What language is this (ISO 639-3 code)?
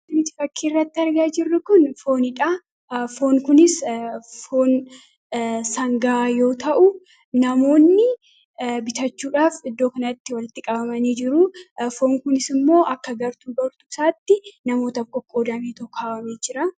orm